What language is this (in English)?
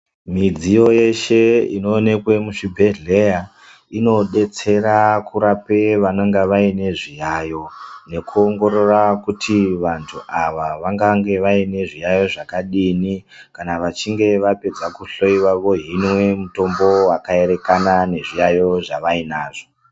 Ndau